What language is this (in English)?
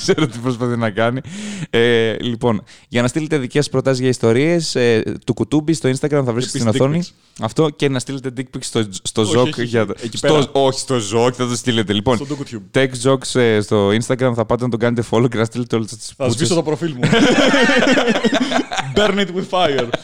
Greek